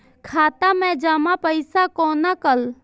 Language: Maithili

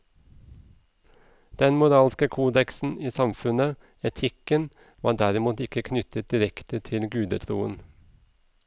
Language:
Norwegian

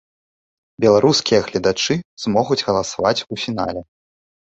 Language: Belarusian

